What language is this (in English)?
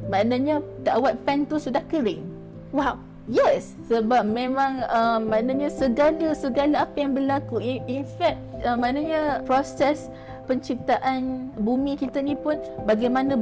Malay